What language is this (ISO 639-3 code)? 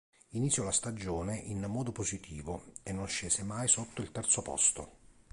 ita